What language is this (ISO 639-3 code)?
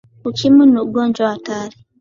swa